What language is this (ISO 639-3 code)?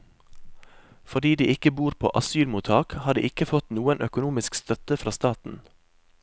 nor